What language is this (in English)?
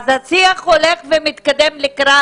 Hebrew